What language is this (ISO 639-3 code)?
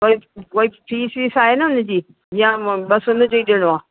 snd